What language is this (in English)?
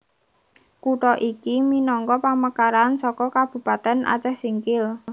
Javanese